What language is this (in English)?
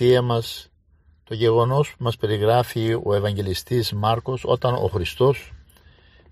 Greek